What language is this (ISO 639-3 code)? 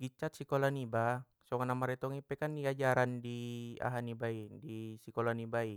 btm